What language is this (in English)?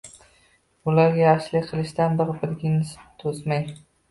Uzbek